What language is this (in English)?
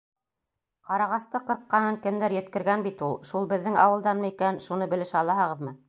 Bashkir